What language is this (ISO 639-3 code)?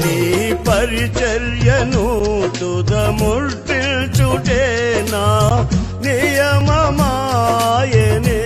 hin